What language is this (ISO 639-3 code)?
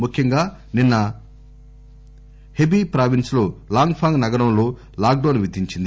tel